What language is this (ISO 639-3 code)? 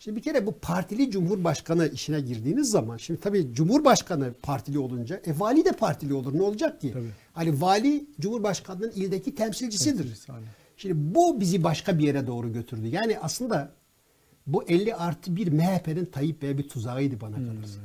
tur